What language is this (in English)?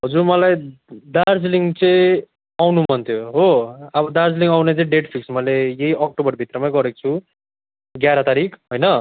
Nepali